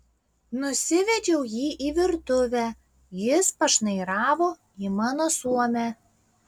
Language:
Lithuanian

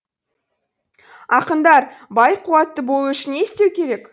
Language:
Kazakh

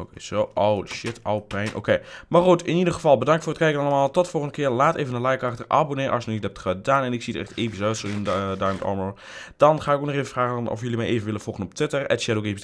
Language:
Dutch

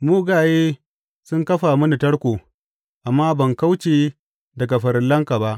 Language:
Hausa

